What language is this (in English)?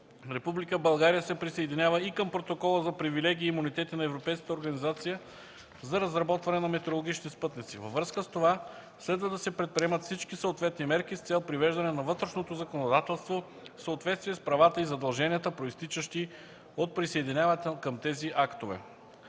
Bulgarian